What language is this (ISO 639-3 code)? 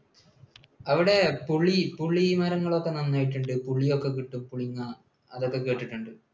mal